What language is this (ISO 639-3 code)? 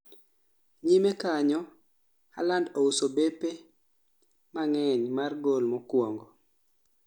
luo